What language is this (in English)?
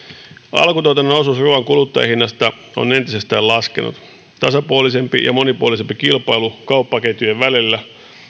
Finnish